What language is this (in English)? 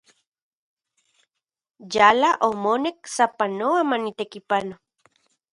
Central Puebla Nahuatl